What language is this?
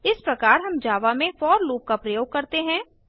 Hindi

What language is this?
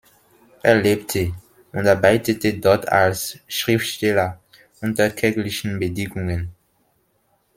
German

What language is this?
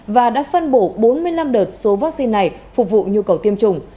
Vietnamese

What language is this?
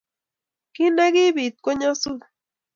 Kalenjin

